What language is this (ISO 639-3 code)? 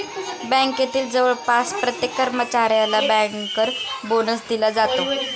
mar